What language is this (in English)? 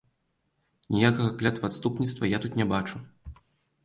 Belarusian